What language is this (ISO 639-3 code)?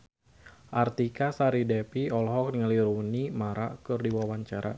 sun